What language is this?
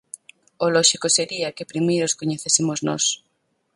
Galician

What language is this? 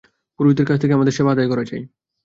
Bangla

